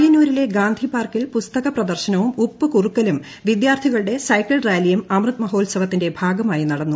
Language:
Malayalam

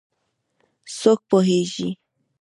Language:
Pashto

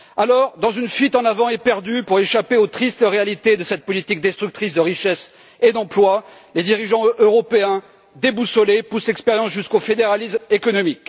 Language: French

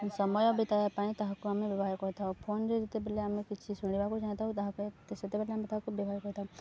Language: Odia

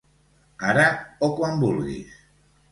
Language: Catalan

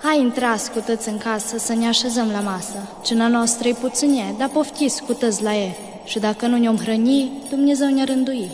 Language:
Romanian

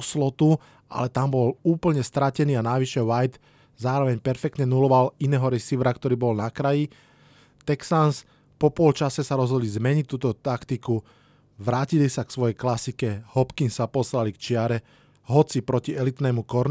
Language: Slovak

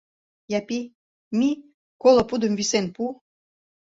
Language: Mari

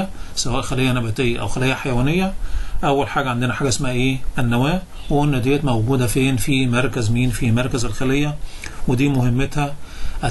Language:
Arabic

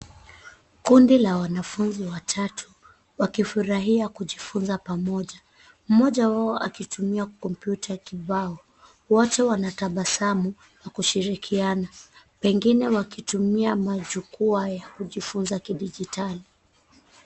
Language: Swahili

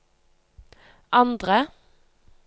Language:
Norwegian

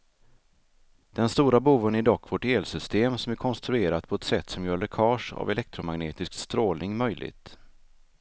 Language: Swedish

